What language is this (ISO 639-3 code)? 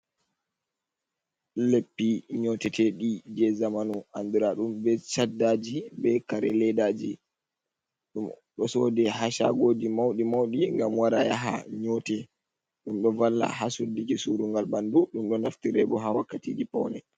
ful